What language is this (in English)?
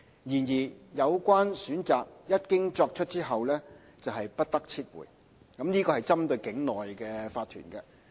Cantonese